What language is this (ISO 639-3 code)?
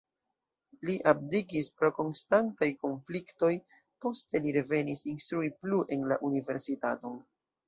epo